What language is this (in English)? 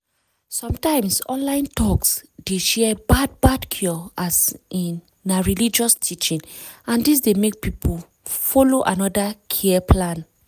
Nigerian Pidgin